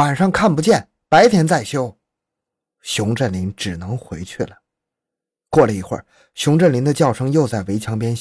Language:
Chinese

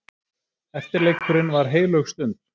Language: Icelandic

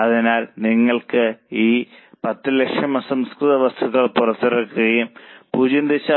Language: Malayalam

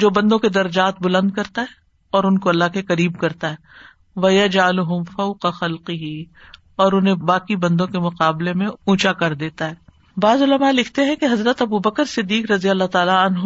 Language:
Urdu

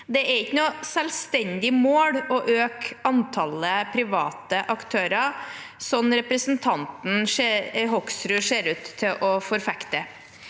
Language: Norwegian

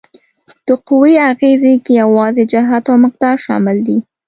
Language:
Pashto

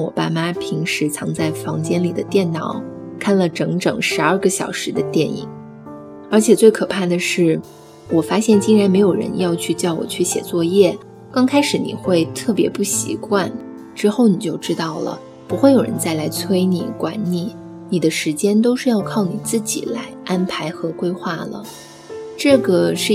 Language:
Chinese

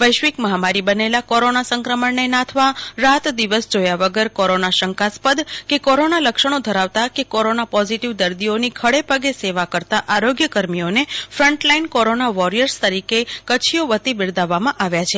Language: Gujarati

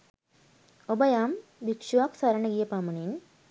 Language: Sinhala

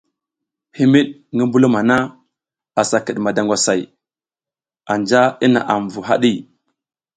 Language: South Giziga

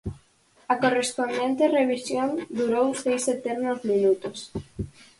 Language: Galician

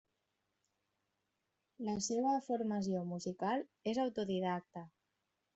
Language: Catalan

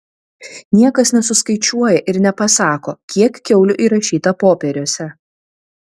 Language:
Lithuanian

